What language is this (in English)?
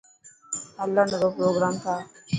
Dhatki